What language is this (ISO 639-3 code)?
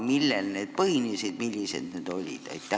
est